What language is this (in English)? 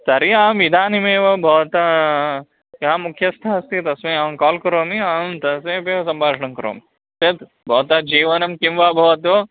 Sanskrit